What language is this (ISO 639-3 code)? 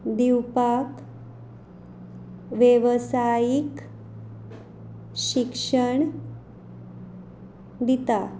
kok